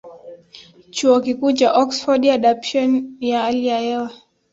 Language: Swahili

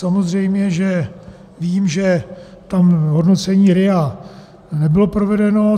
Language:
Czech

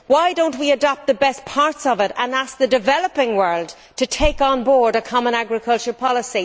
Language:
English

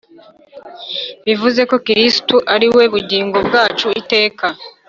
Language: Kinyarwanda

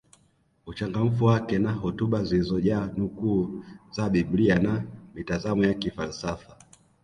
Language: Swahili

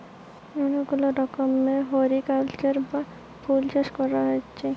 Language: Bangla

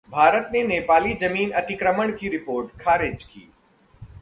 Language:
Hindi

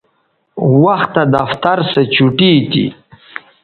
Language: Bateri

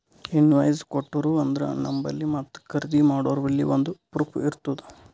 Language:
Kannada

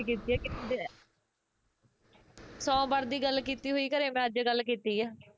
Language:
Punjabi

